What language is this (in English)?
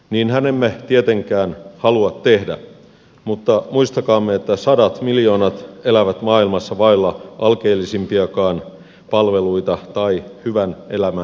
Finnish